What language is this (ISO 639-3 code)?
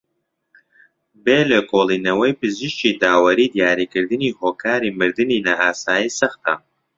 ckb